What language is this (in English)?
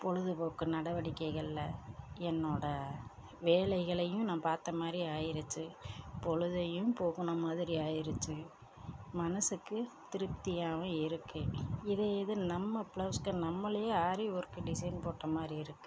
Tamil